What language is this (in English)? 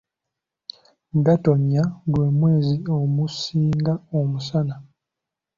Ganda